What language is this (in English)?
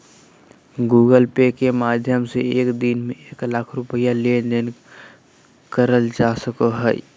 Magahi